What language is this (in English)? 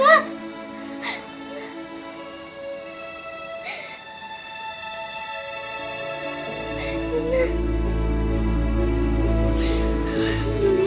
Indonesian